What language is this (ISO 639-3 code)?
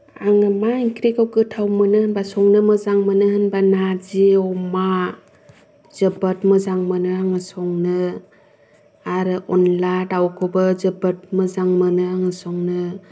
brx